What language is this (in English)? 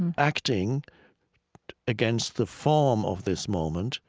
English